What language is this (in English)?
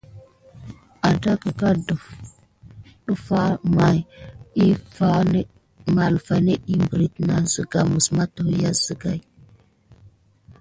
Gidar